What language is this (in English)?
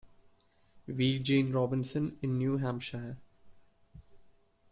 English